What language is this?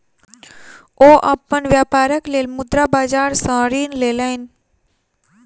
Maithili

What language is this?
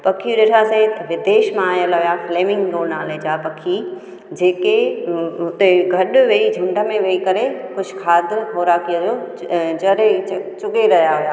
Sindhi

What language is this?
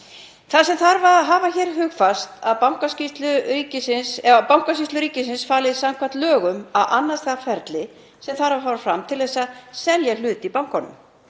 Icelandic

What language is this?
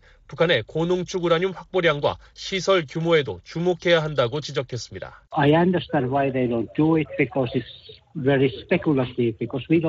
Korean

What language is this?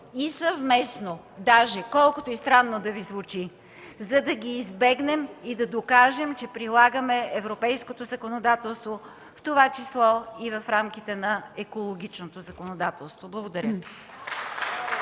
Bulgarian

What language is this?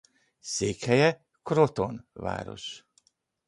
Hungarian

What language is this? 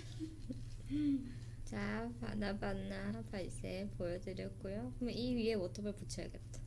Korean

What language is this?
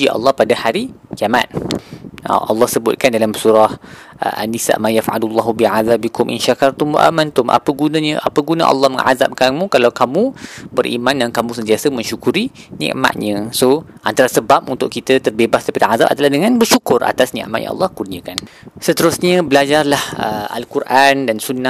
Malay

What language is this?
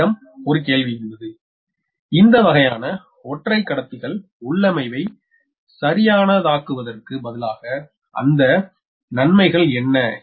Tamil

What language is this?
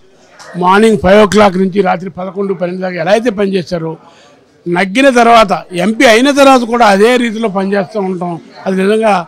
Telugu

